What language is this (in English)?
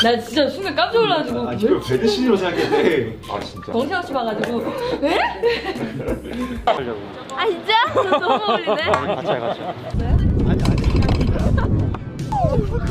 Korean